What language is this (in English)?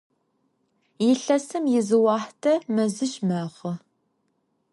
Adyghe